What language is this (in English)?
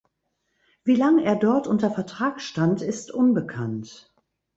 German